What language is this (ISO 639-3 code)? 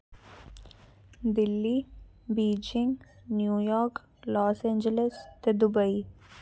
doi